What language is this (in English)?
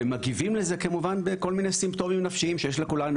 Hebrew